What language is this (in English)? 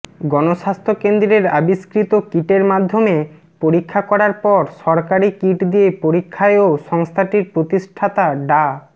Bangla